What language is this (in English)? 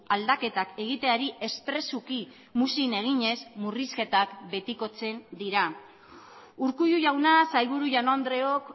Basque